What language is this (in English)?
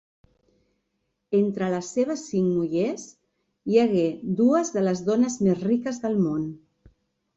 Catalan